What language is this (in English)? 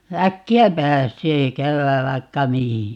Finnish